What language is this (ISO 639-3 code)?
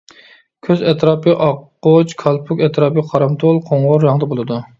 uig